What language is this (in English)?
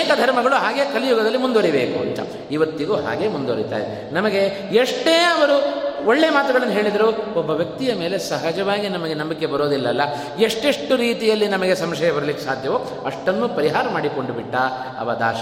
Kannada